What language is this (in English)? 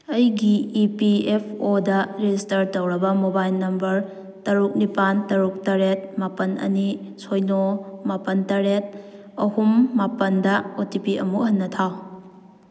Manipuri